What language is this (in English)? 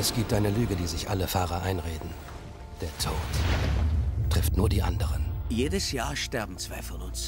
German